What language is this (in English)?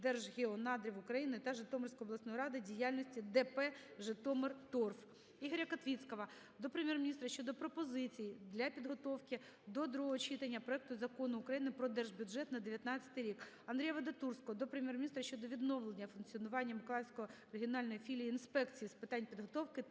Ukrainian